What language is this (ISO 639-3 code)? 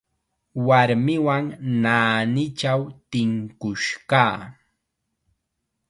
qxa